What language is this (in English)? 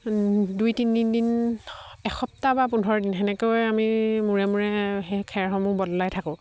Assamese